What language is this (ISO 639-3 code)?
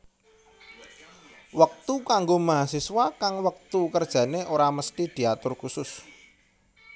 jav